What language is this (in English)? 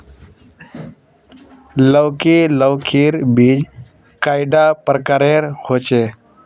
Magahi